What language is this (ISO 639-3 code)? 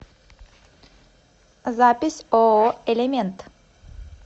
rus